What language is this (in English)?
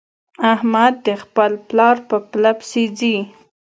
Pashto